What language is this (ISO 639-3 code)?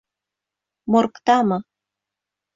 bak